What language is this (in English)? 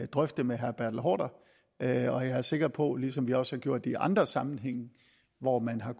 Danish